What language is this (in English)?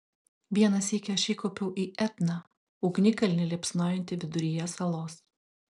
Lithuanian